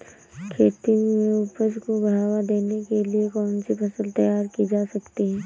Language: Hindi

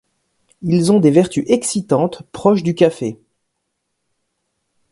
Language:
French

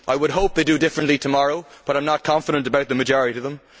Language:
English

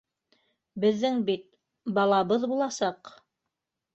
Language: Bashkir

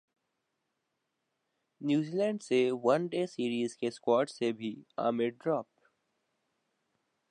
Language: Urdu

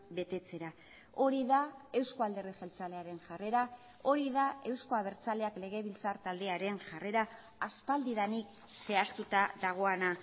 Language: Basque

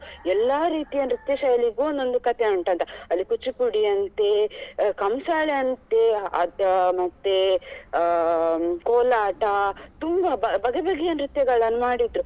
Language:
Kannada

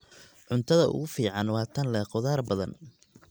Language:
Somali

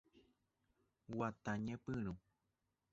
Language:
Guarani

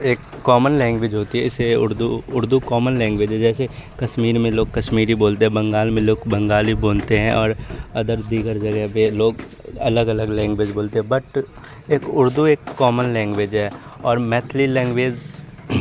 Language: Urdu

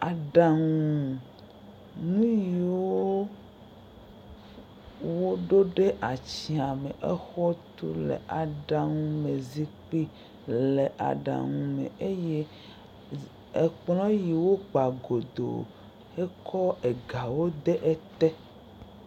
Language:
Ewe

